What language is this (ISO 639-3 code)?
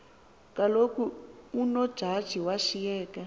xho